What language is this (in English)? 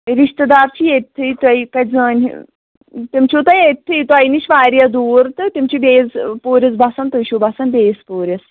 Kashmiri